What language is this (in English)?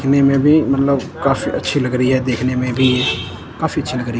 Hindi